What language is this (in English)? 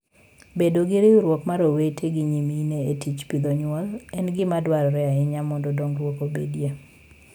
Luo (Kenya and Tanzania)